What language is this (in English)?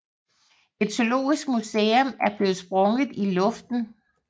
Danish